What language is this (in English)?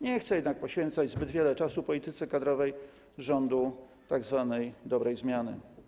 Polish